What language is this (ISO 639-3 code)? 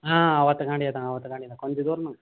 tam